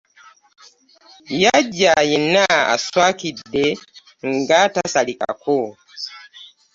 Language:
Ganda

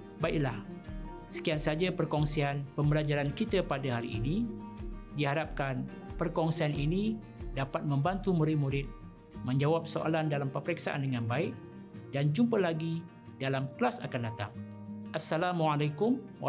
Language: Malay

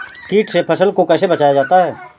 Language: Hindi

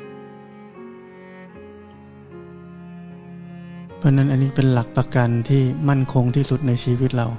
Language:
Thai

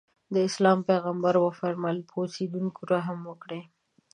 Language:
Pashto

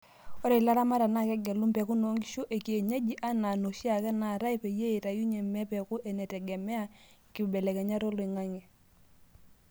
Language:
Masai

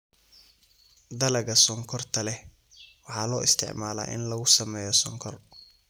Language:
Somali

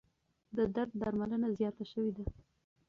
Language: Pashto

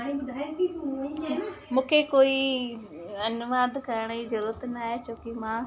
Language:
Sindhi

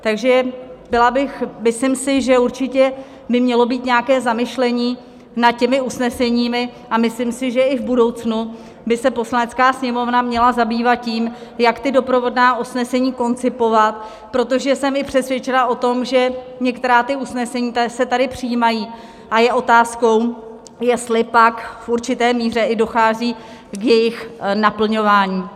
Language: Czech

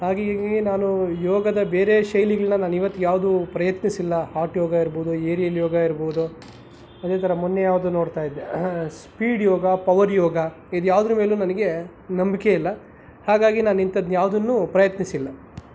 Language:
Kannada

